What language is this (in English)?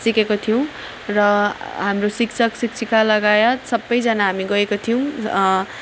Nepali